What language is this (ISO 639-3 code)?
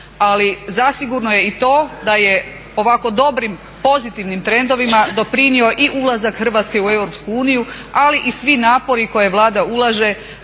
hrv